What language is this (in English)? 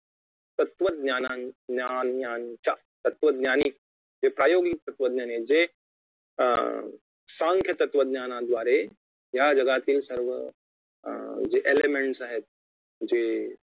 Marathi